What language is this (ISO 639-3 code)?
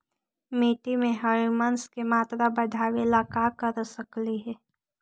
mag